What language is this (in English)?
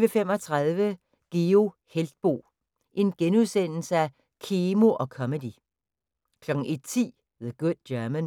Danish